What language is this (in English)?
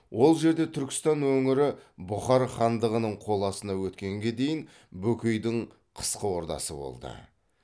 Kazakh